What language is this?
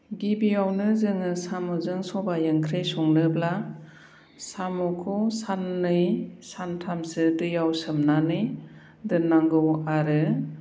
Bodo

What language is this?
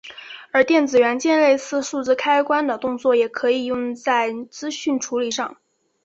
Chinese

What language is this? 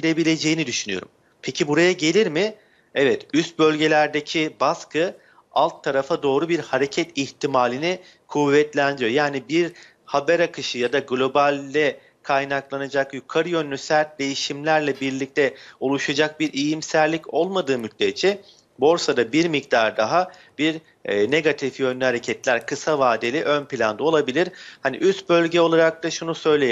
Turkish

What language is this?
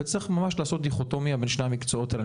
Hebrew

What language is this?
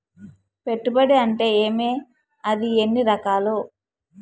Telugu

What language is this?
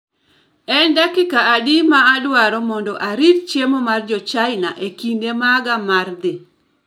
Luo (Kenya and Tanzania)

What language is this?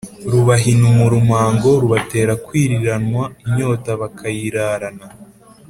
Kinyarwanda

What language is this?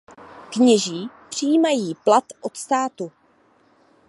Czech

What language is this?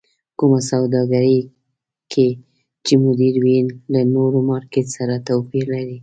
Pashto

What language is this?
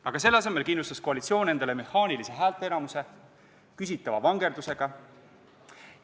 Estonian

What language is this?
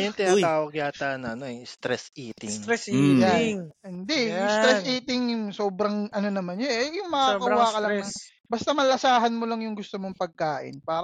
Filipino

